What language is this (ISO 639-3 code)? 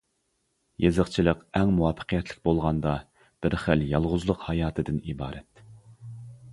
uig